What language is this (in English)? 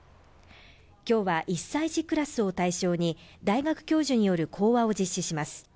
Japanese